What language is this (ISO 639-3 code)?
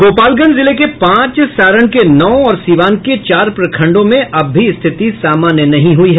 hin